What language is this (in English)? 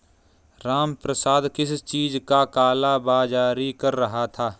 Hindi